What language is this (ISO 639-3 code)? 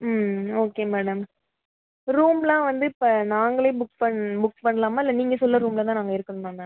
tam